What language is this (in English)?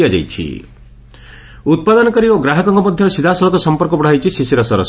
Odia